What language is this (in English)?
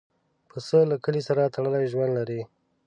Pashto